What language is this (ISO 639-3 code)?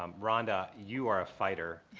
eng